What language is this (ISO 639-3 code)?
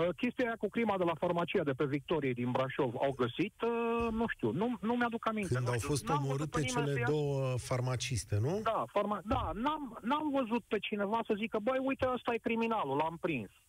ron